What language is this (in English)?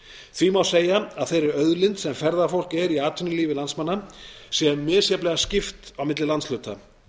Icelandic